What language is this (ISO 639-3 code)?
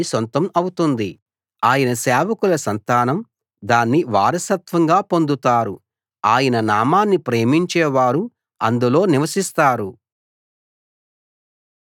tel